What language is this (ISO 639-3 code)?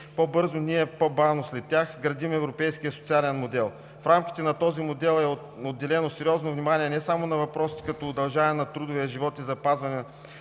bul